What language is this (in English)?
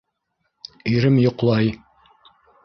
Bashkir